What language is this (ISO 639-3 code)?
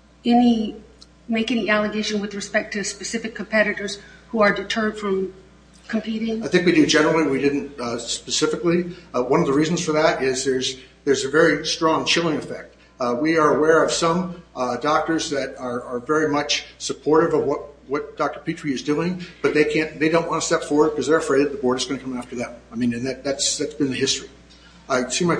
eng